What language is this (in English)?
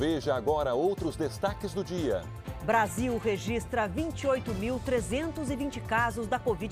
Portuguese